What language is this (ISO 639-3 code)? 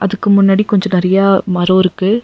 tam